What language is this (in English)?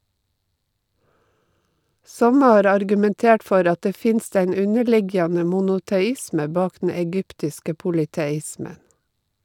Norwegian